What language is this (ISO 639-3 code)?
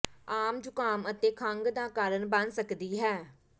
pan